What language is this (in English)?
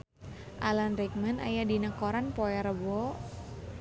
Sundanese